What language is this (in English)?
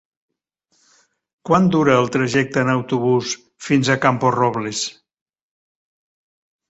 Catalan